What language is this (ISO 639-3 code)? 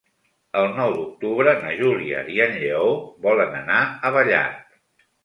cat